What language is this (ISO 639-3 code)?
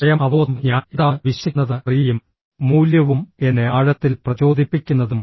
mal